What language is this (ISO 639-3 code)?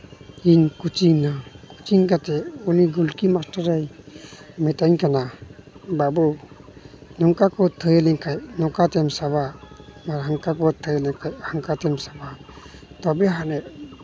sat